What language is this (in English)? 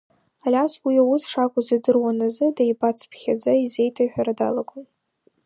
Abkhazian